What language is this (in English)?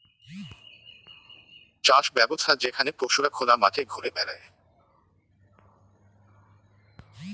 Bangla